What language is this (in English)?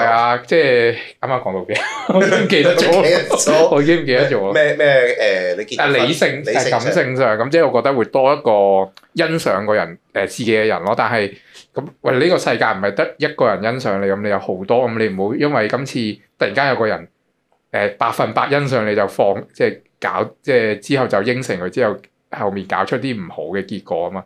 Chinese